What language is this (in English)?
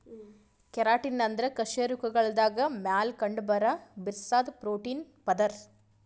Kannada